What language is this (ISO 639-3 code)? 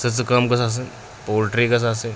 kas